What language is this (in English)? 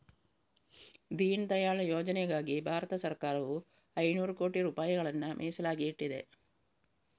Kannada